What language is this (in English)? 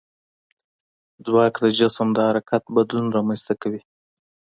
Pashto